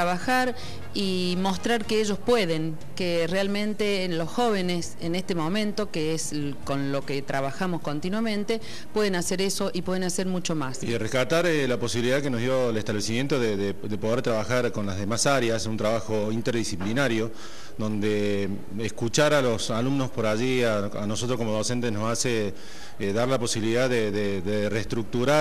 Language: Spanish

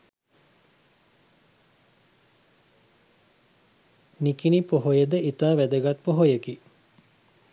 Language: Sinhala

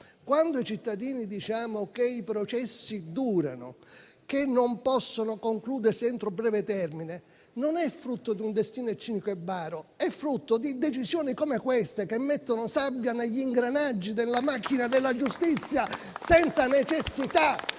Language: Italian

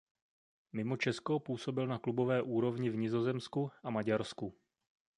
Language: Czech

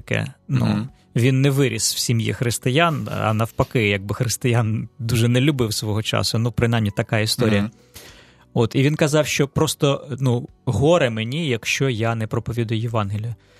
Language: Ukrainian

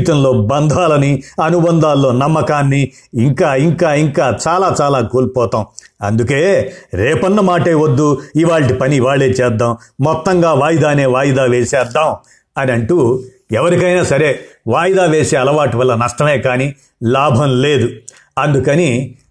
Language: Telugu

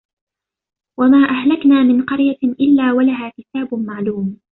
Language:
Arabic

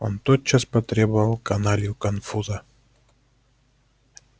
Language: Russian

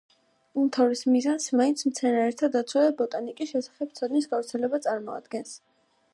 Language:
Georgian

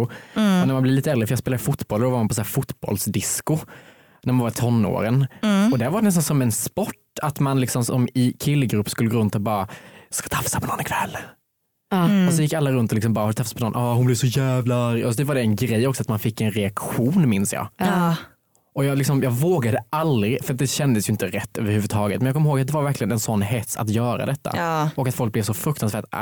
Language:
Swedish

